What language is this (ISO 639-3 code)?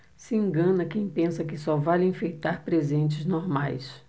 por